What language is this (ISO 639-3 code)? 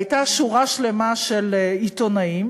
heb